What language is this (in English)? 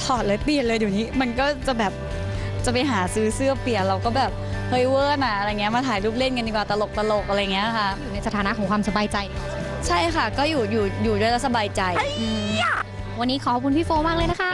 Thai